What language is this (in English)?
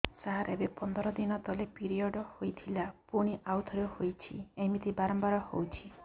Odia